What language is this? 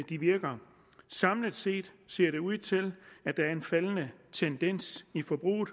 Danish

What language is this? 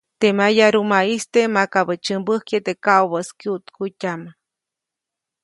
Copainalá Zoque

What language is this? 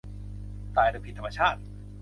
Thai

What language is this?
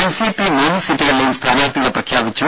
Malayalam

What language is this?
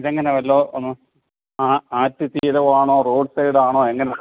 Malayalam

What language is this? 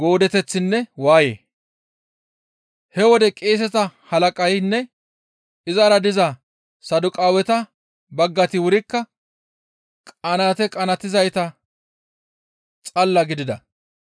Gamo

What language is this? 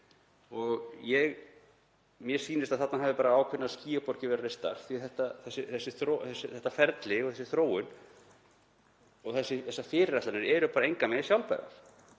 Icelandic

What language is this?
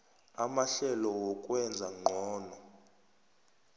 South Ndebele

